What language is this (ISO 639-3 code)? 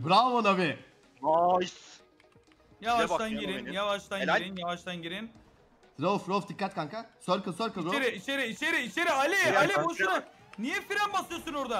tur